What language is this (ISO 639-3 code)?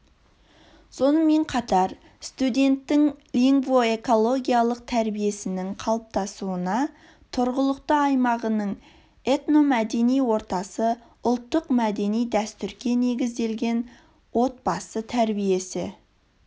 kaz